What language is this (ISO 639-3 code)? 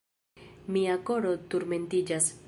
epo